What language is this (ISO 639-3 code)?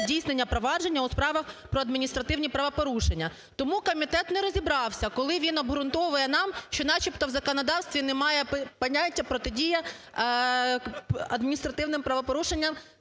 ukr